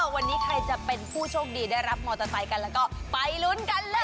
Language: Thai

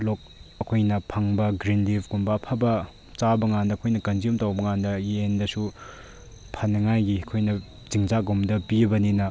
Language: Manipuri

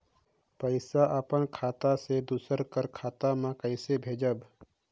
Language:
Chhattisgarhi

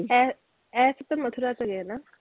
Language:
Punjabi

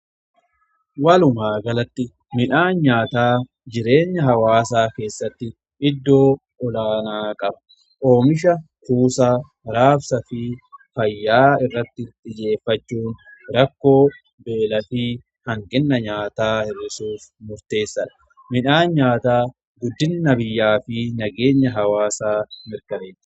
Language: Oromo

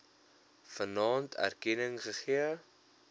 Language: Afrikaans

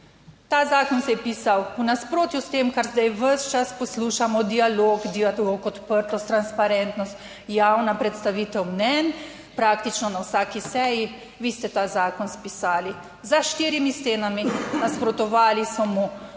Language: Slovenian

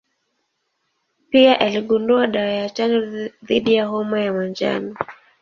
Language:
Swahili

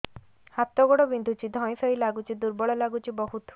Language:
Odia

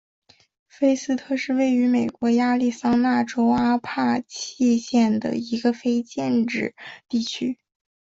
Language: Chinese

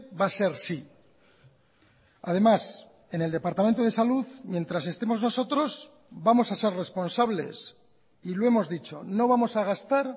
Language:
Spanish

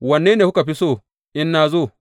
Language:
Hausa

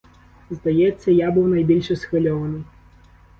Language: Ukrainian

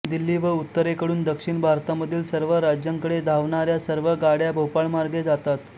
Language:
Marathi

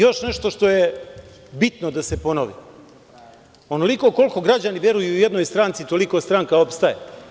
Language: Serbian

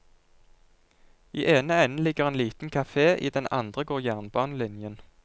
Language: Norwegian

